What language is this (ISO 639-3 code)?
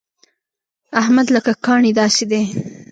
pus